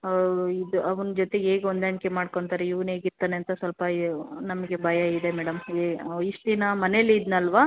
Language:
Kannada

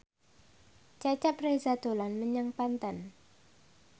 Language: Javanese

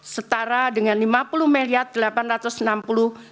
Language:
Indonesian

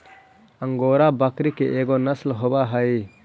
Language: Magahi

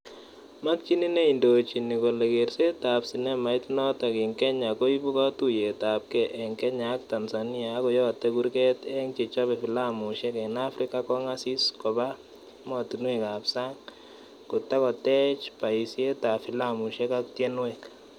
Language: Kalenjin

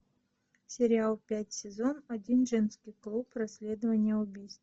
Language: Russian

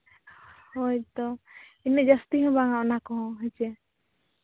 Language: Santali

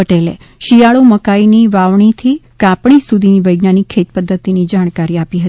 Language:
Gujarati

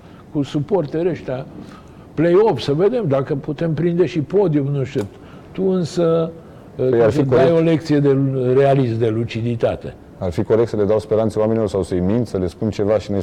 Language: Romanian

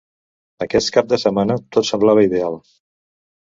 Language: Catalan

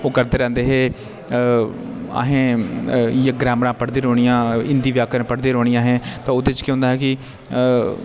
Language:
Dogri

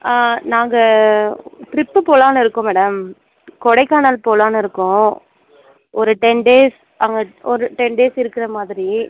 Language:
Tamil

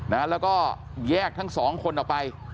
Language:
Thai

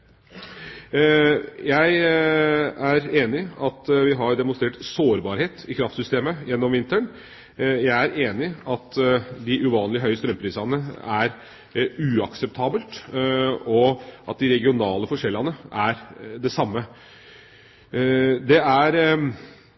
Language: Norwegian Bokmål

